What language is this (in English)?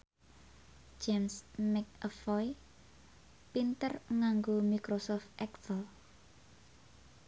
Javanese